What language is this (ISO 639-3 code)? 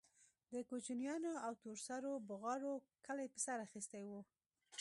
pus